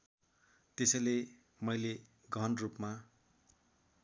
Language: Nepali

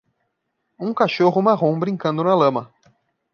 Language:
Portuguese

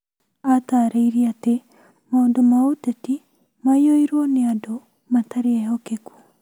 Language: Kikuyu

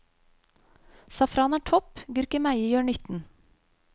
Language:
Norwegian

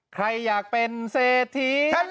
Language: Thai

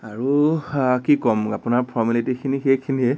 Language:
Assamese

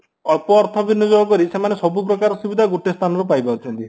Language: Odia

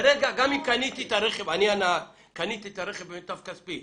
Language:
Hebrew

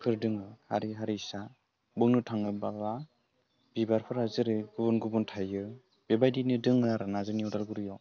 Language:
Bodo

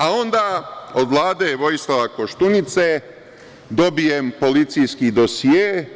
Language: Serbian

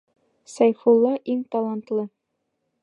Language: Bashkir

